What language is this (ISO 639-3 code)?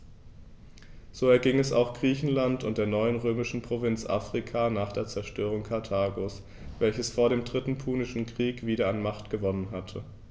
deu